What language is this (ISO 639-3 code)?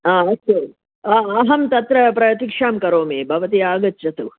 san